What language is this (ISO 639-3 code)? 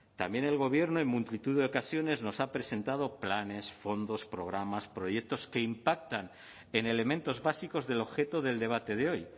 spa